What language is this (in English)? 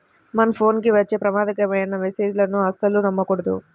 Telugu